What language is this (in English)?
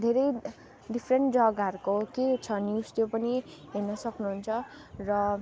Nepali